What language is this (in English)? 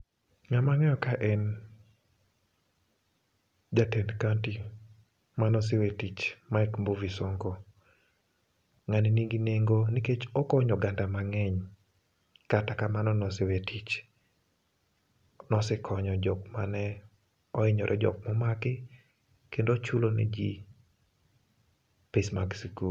Luo (Kenya and Tanzania)